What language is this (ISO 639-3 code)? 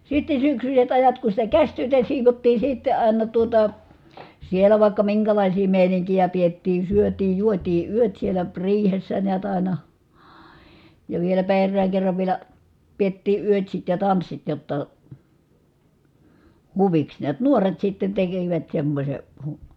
fin